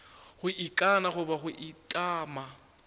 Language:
Northern Sotho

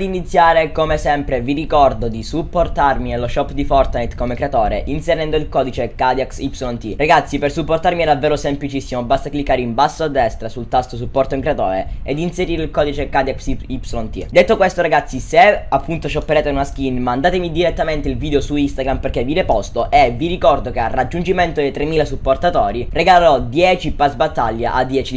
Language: Italian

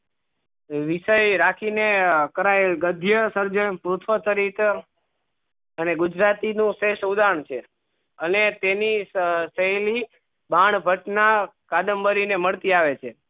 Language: Gujarati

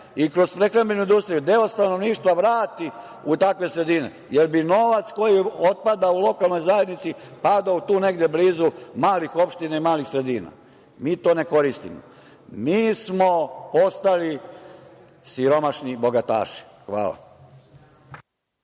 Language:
Serbian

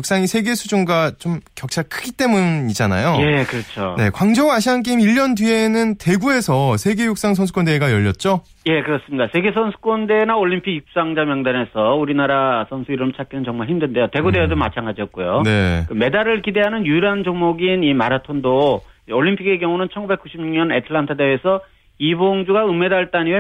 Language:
Korean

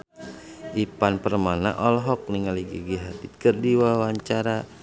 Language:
Sundanese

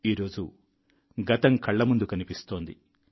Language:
Telugu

